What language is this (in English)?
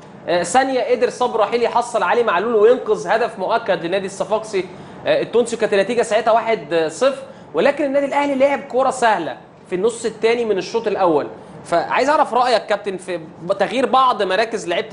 Arabic